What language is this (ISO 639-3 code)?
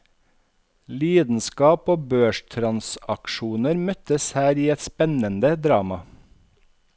nor